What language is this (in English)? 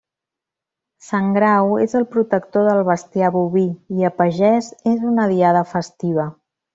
Catalan